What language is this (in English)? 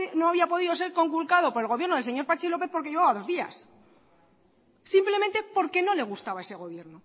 Spanish